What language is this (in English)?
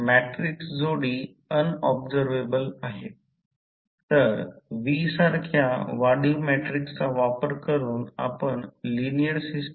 Marathi